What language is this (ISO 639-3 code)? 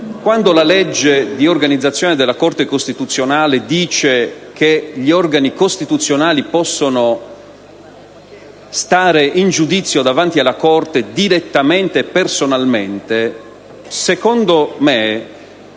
ita